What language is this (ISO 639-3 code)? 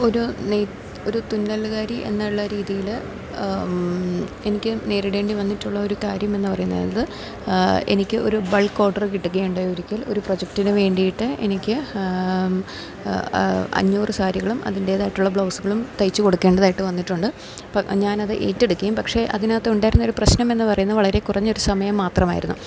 mal